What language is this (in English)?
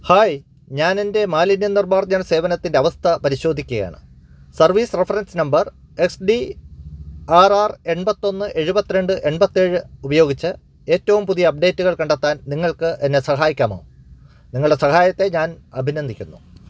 Malayalam